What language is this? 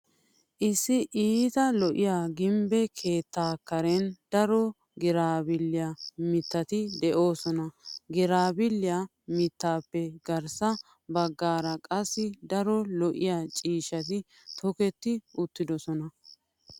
Wolaytta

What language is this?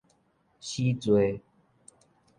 Min Nan Chinese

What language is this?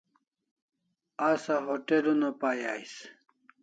Kalasha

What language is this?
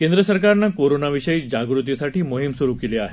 Marathi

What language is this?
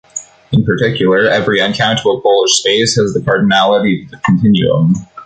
English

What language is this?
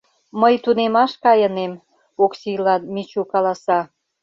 Mari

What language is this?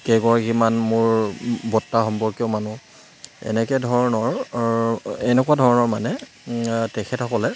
Assamese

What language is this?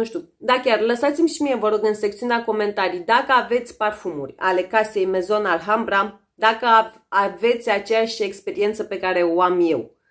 Romanian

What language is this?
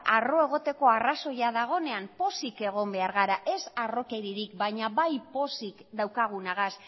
Basque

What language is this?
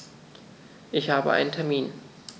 German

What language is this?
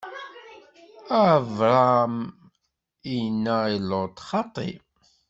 Kabyle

